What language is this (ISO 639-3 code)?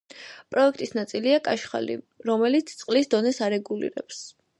kat